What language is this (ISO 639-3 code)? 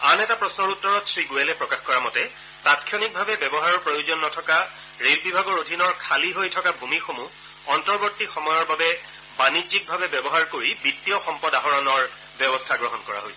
asm